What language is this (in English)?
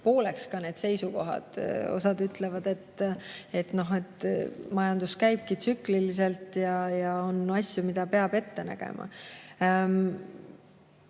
Estonian